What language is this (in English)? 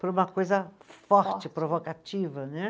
Portuguese